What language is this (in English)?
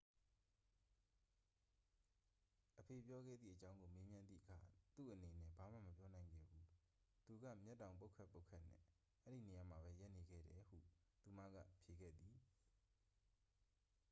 Burmese